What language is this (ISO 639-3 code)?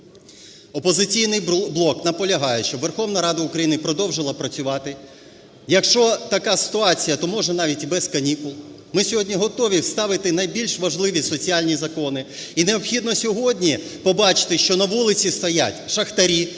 ukr